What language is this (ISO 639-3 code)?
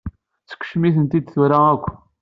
kab